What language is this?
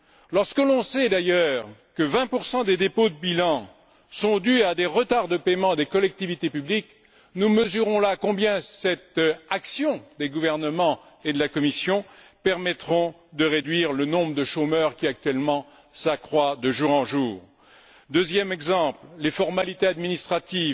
French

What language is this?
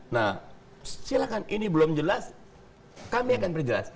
Indonesian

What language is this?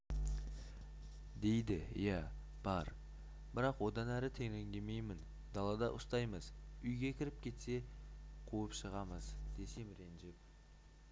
Kazakh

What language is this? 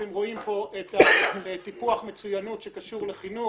Hebrew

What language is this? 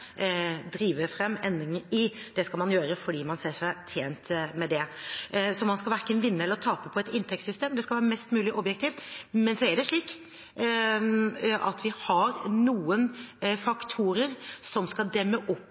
Norwegian Bokmål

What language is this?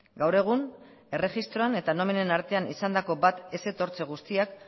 Basque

